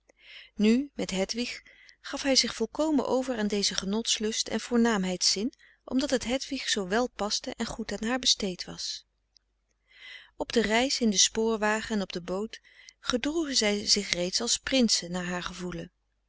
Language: Dutch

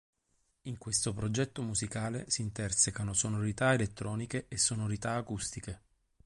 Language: Italian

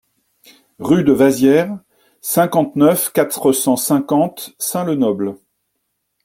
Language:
French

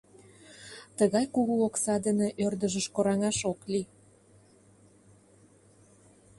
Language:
Mari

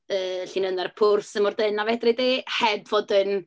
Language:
Welsh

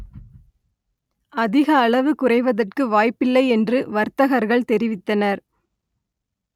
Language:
Tamil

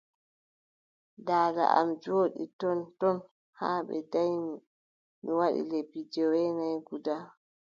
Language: Adamawa Fulfulde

